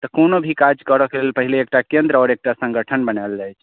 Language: Maithili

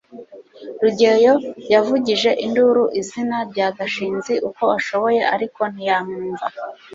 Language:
Kinyarwanda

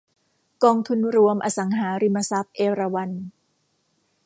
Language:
Thai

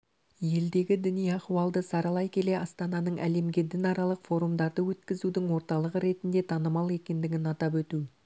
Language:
Kazakh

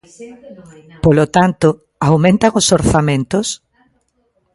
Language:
Galician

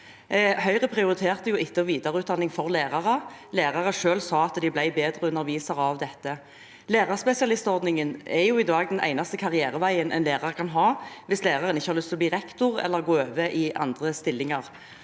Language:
Norwegian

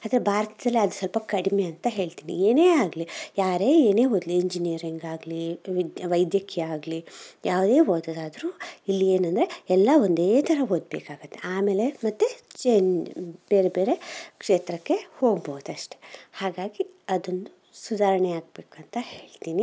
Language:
Kannada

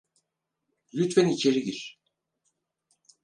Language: Turkish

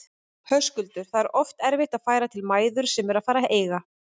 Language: Icelandic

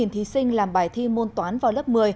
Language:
Vietnamese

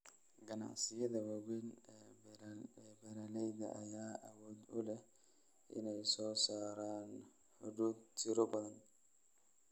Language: Somali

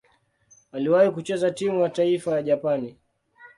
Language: Swahili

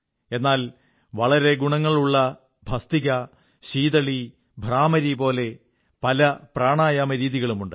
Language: Malayalam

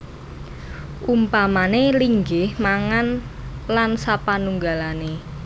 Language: Javanese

